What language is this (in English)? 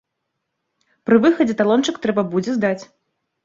Belarusian